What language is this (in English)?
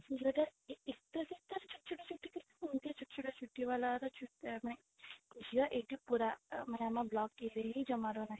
Odia